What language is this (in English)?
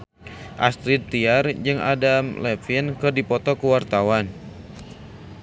Sundanese